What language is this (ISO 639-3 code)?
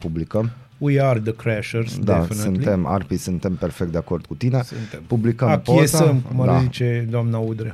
ron